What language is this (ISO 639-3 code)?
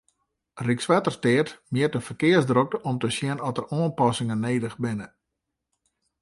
fry